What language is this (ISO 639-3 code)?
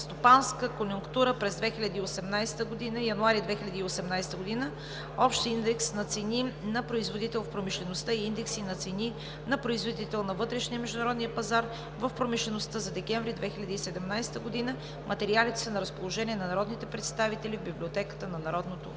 bul